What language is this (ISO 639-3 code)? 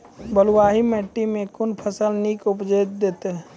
mai